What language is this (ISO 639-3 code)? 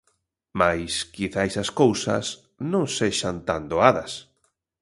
glg